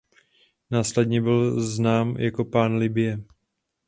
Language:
Czech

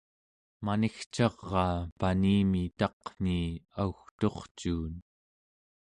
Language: Central Yupik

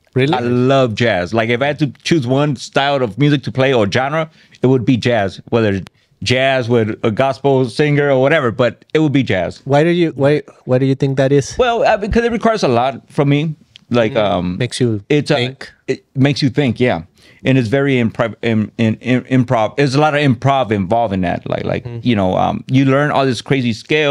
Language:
English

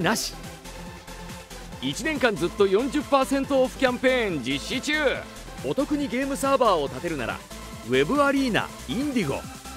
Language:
Japanese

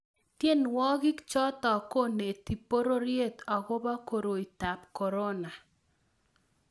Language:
Kalenjin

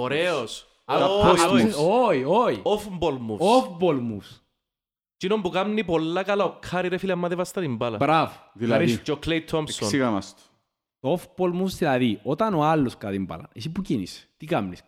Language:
Greek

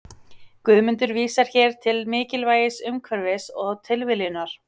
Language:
Icelandic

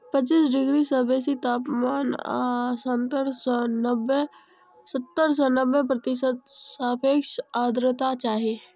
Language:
Maithili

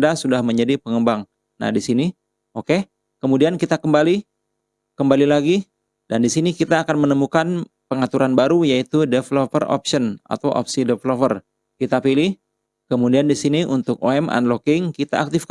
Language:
Indonesian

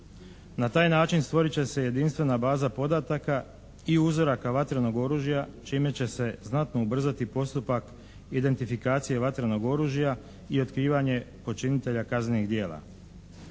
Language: Croatian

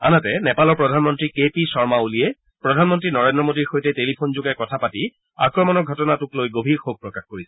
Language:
Assamese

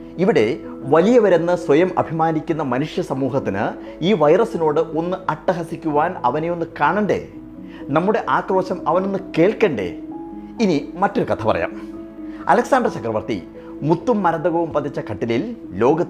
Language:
Malayalam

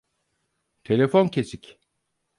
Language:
Turkish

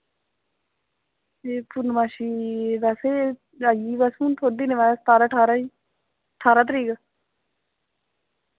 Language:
Dogri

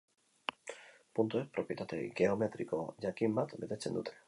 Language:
Basque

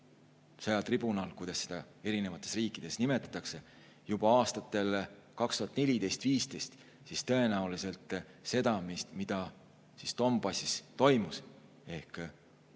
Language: Estonian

